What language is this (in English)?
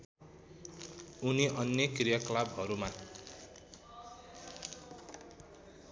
Nepali